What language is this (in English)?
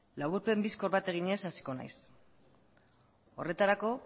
Basque